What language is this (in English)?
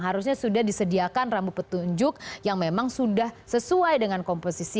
Indonesian